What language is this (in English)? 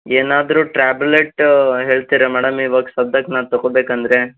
Kannada